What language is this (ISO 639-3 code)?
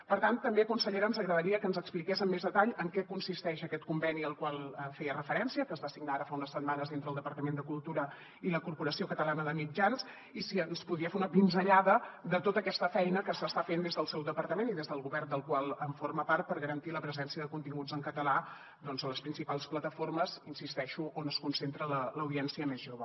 cat